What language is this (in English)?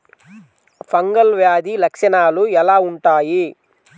Telugu